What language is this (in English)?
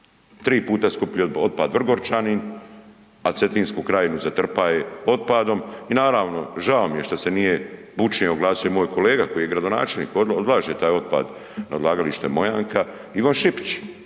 Croatian